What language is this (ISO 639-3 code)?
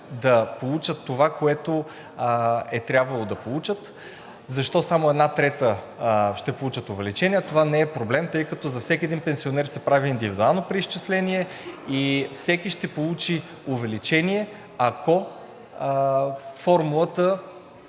bul